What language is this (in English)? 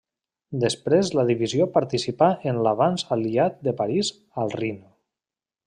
Catalan